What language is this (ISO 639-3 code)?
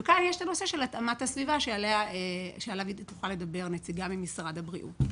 heb